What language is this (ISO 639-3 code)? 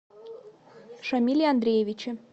rus